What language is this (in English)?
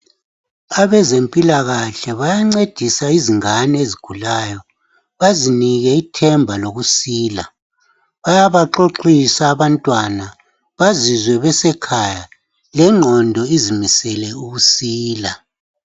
North Ndebele